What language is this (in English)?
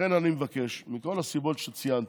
Hebrew